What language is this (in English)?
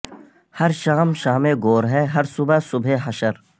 Urdu